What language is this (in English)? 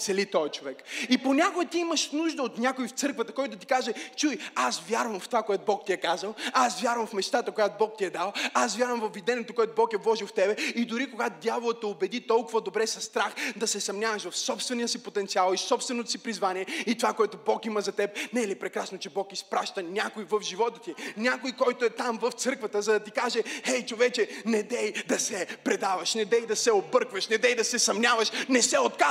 Bulgarian